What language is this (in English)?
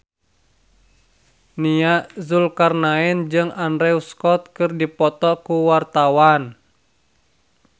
Sundanese